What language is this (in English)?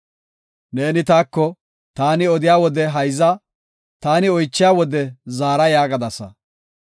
Gofa